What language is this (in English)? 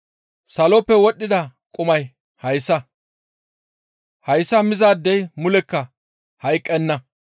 Gamo